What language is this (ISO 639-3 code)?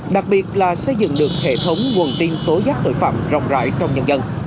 vie